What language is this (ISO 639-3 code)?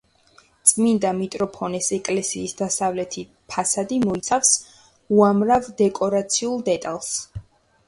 kat